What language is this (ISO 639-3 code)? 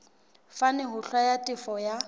sot